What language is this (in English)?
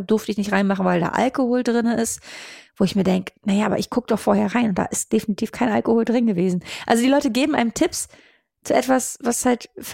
German